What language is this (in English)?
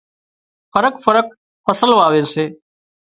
Wadiyara Koli